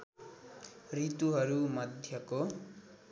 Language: Nepali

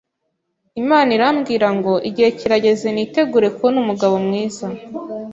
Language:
Kinyarwanda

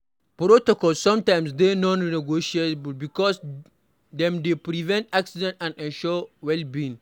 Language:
Nigerian Pidgin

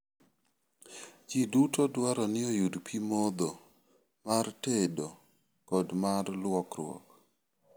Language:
Luo (Kenya and Tanzania)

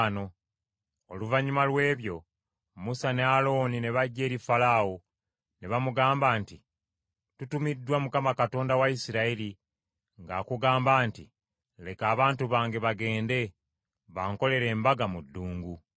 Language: Ganda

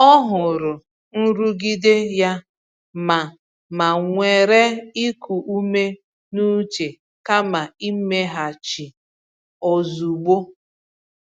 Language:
Igbo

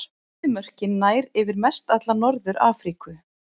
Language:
Icelandic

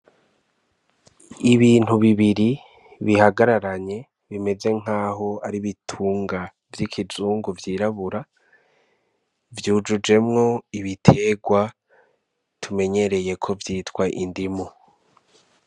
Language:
Rundi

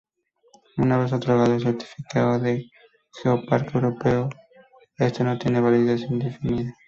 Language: Spanish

